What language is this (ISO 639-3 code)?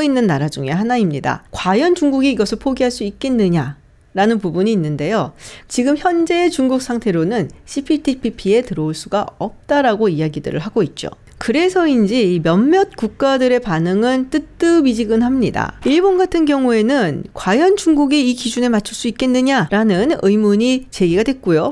kor